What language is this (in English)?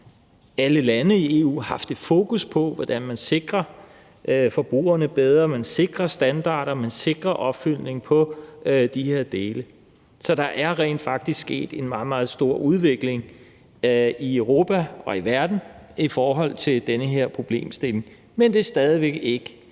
Danish